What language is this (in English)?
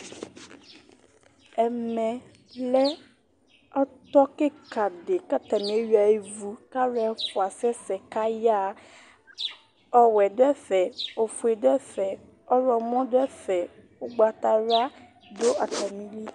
Ikposo